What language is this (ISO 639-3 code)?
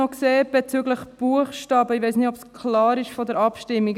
gsw